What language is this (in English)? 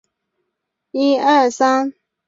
Chinese